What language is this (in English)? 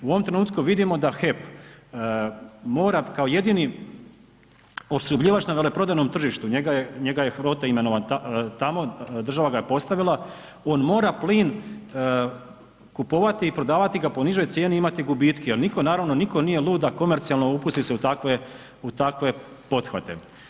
Croatian